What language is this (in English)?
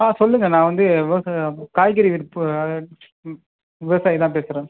Tamil